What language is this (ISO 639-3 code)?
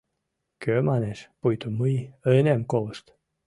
chm